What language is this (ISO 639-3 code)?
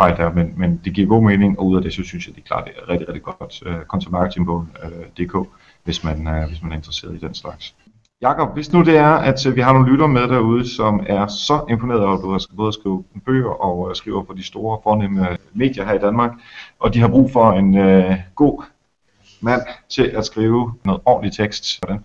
dan